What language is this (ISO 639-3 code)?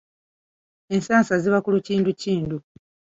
lug